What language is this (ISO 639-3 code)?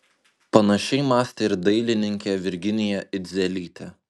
lit